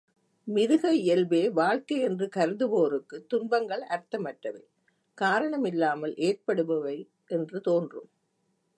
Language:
Tamil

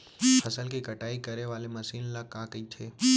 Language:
Chhattisgarhi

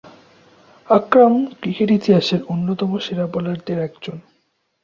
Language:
Bangla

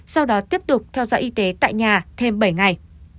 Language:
Vietnamese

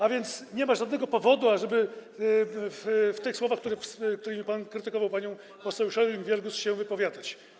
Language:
Polish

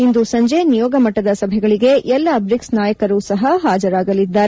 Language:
Kannada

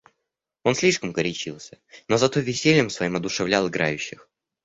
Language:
Russian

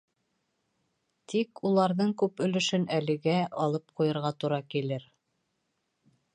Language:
Bashkir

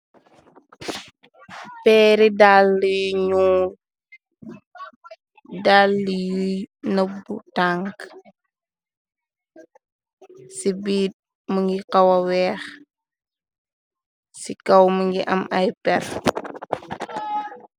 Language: Wolof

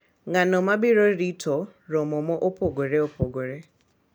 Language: Luo (Kenya and Tanzania)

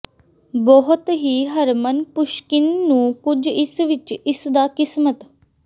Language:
Punjabi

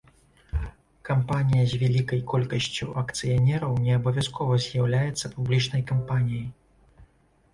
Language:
Belarusian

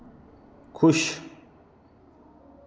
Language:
Dogri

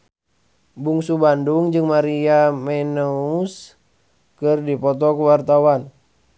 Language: Sundanese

